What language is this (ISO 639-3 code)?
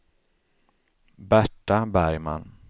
swe